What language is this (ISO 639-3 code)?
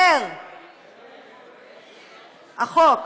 heb